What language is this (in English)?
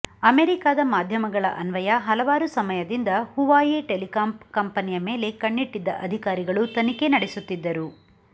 Kannada